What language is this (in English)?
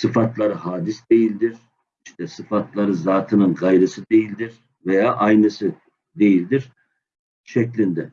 Turkish